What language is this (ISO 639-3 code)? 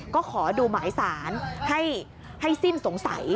tha